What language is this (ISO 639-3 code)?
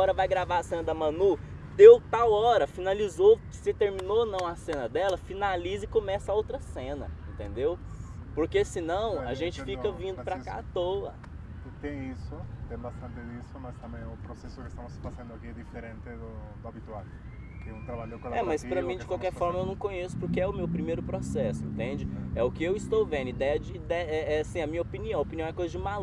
por